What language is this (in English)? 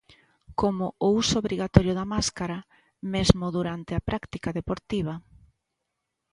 Galician